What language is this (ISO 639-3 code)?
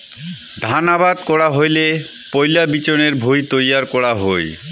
ben